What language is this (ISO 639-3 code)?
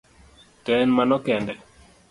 luo